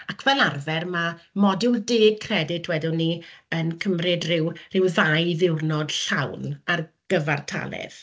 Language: Welsh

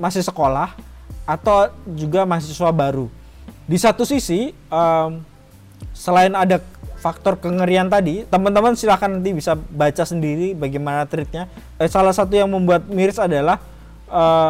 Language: Indonesian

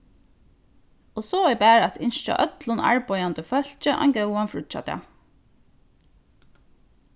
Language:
Faroese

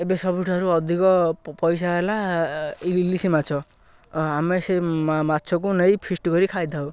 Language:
Odia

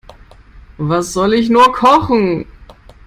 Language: German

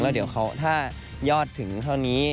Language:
Thai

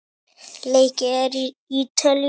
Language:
Icelandic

